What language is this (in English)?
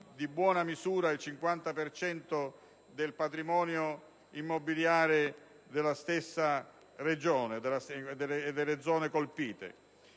Italian